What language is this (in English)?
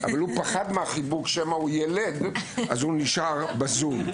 Hebrew